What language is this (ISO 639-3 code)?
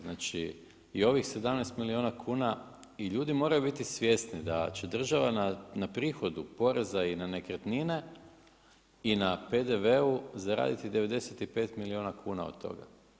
hrv